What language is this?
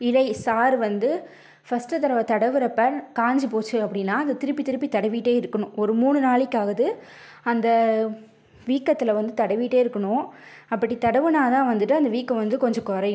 Tamil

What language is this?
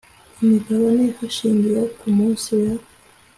Kinyarwanda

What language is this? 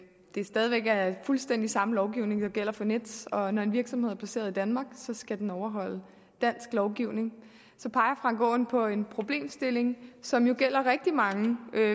Danish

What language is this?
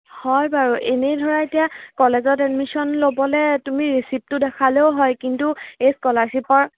Assamese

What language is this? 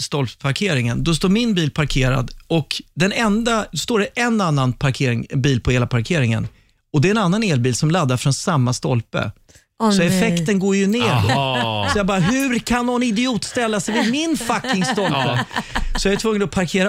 Swedish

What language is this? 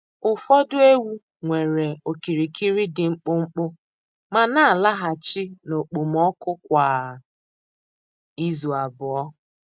Igbo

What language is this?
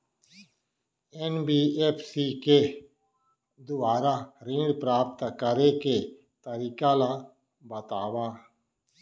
Chhattisgarhi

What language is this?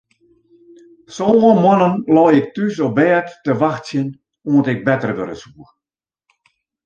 Western Frisian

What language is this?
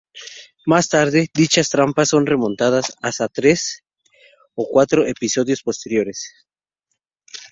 Spanish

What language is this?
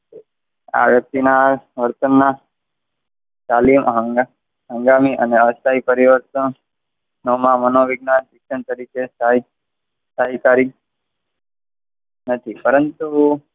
Gujarati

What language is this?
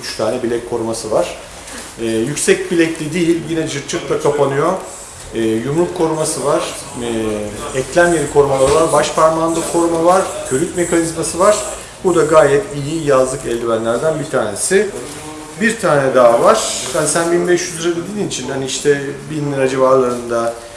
Turkish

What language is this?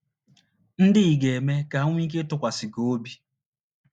Igbo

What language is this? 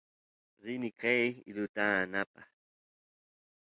Santiago del Estero Quichua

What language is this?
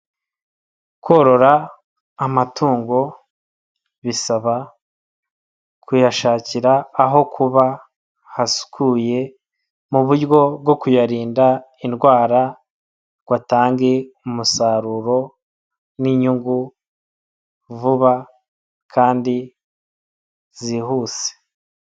Kinyarwanda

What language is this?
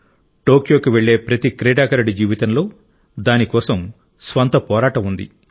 Telugu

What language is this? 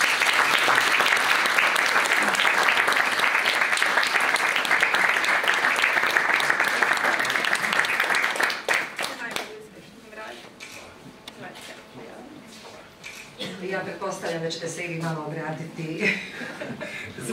Greek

